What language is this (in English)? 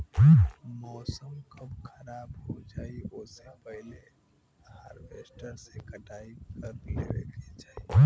Bhojpuri